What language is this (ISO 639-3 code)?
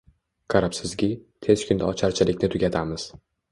uzb